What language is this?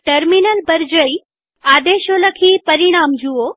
Gujarati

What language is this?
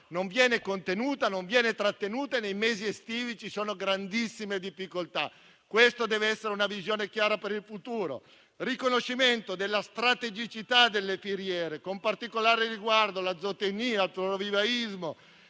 Italian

